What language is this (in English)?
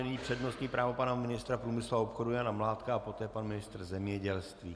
Czech